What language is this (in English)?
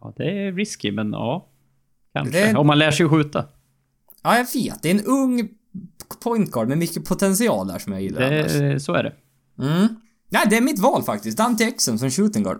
Swedish